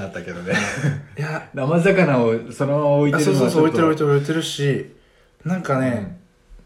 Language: Japanese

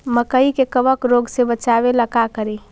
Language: Magahi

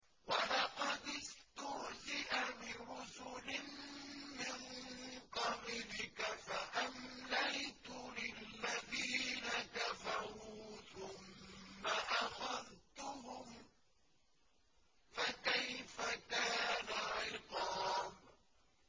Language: Arabic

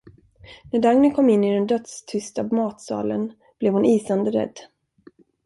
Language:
Swedish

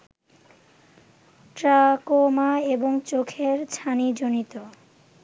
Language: Bangla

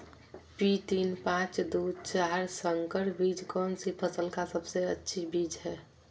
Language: Magahi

